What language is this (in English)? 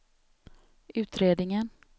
Swedish